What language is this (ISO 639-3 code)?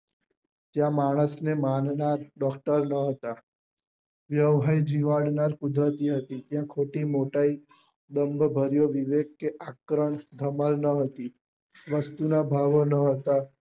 guj